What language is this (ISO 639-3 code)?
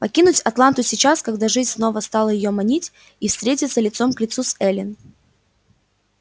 rus